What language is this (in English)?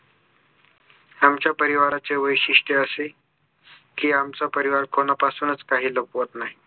Marathi